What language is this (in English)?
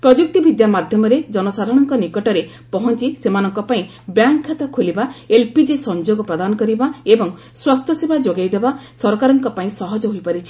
Odia